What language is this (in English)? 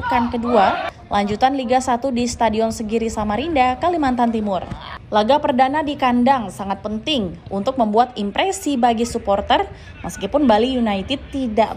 Indonesian